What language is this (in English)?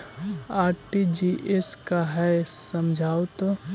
Magahi